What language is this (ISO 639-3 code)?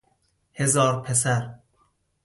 fas